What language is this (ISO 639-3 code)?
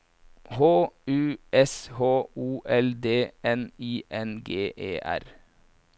nor